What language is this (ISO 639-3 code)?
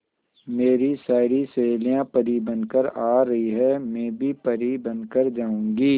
hin